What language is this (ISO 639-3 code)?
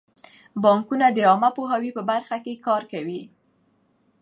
pus